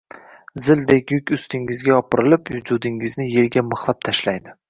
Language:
Uzbek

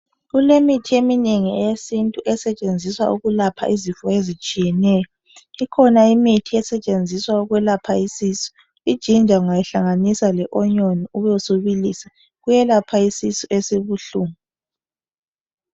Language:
North Ndebele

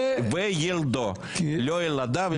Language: Hebrew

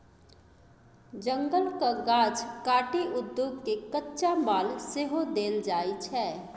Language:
Maithili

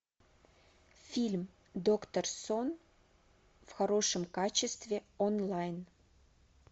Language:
Russian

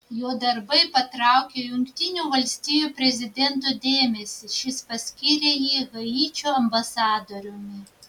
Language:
Lithuanian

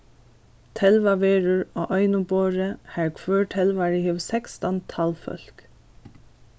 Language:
Faroese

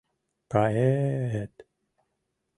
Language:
Mari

